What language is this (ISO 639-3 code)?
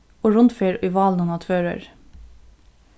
fao